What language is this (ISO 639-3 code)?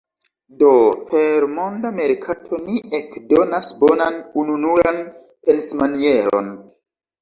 epo